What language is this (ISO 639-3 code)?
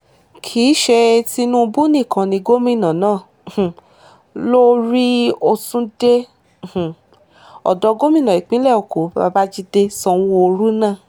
yor